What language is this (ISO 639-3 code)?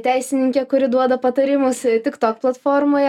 lit